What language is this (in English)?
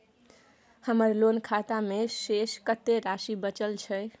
Maithili